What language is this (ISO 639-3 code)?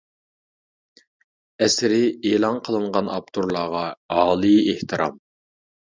uig